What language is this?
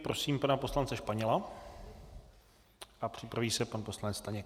Czech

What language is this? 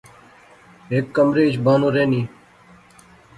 Pahari-Potwari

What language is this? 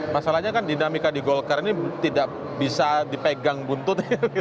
Indonesian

